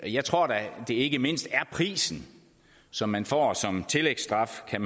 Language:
Danish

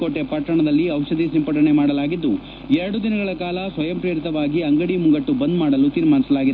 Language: Kannada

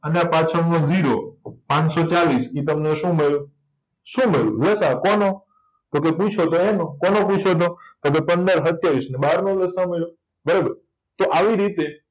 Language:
Gujarati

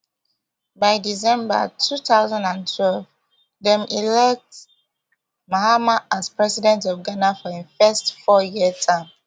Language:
Nigerian Pidgin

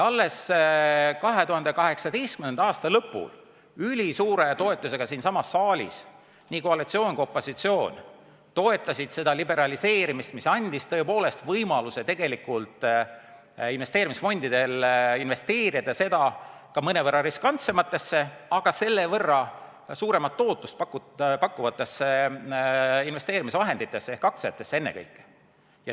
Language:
Estonian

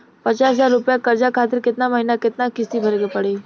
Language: Bhojpuri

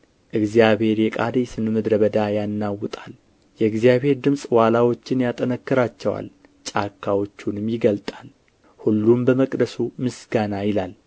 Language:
Amharic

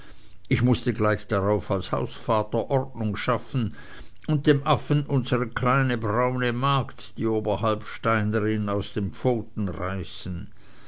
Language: German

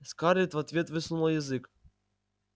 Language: Russian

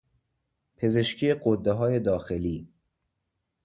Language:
Persian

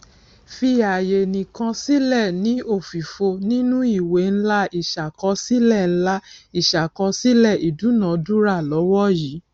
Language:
Yoruba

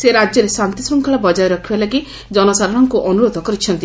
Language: Odia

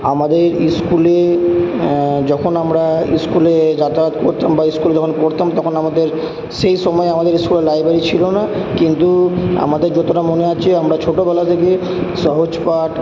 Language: Bangla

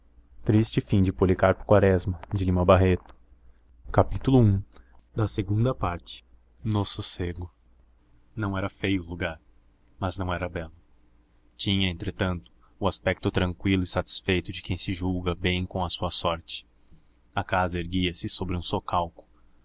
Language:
Portuguese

